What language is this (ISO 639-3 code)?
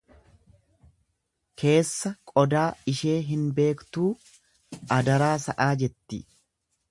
orm